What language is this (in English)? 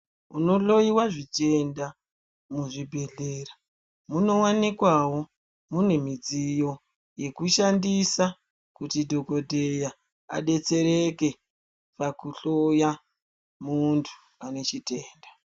Ndau